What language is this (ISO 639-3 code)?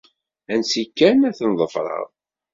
kab